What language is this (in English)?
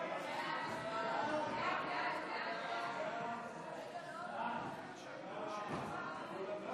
Hebrew